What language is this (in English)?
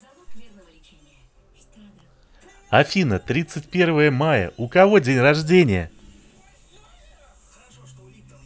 Russian